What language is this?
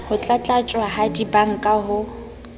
Southern Sotho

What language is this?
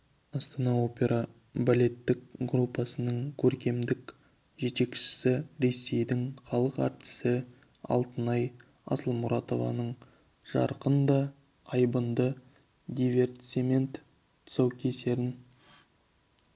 Kazakh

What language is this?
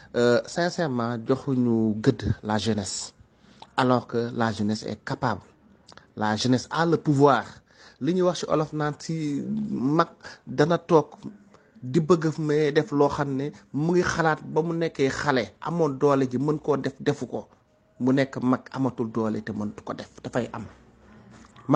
French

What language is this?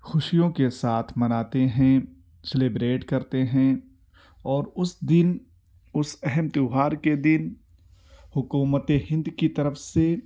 Urdu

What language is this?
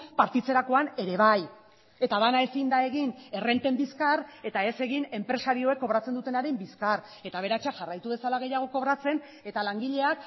Basque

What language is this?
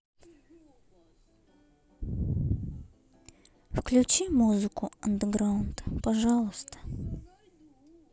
Russian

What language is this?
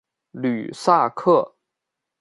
Chinese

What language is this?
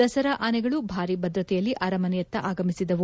Kannada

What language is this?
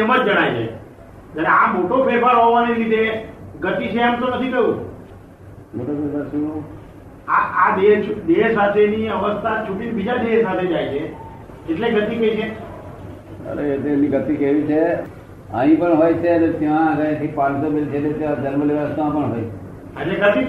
Gujarati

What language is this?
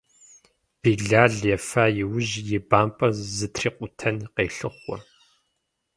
Kabardian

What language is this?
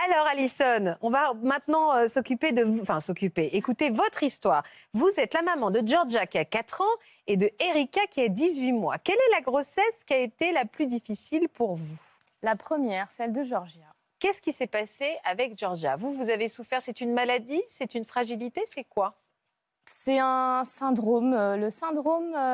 French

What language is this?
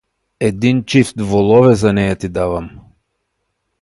Bulgarian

